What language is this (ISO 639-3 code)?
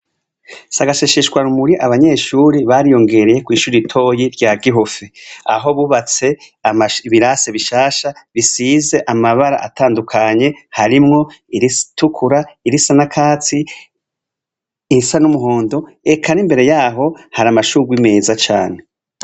run